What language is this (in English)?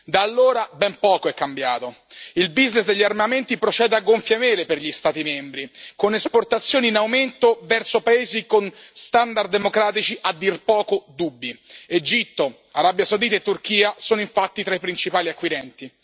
Italian